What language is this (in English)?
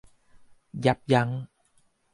Thai